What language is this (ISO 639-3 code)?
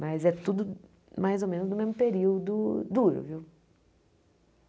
por